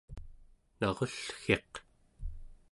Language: Central Yupik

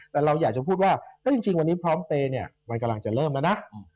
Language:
Thai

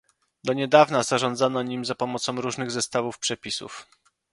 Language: Polish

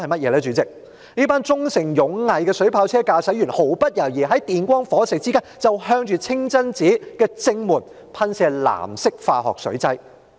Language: Cantonese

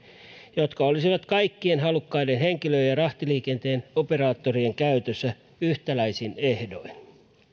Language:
Finnish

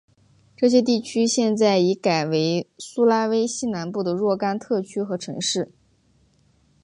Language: Chinese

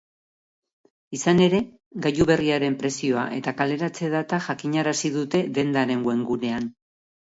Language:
Basque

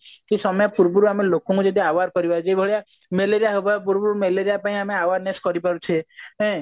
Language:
Odia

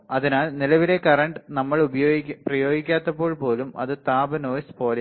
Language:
Malayalam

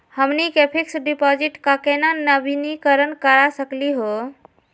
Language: Magahi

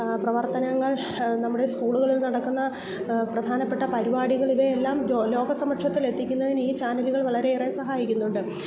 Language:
Malayalam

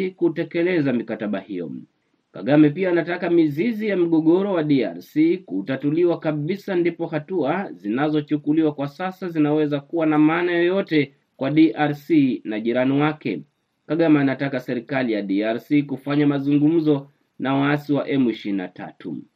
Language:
Swahili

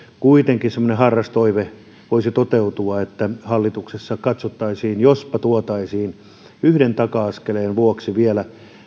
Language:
Finnish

